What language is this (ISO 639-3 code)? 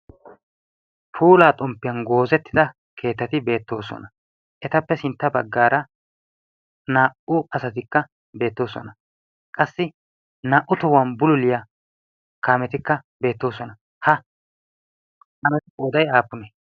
wal